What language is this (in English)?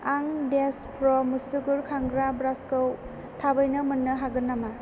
Bodo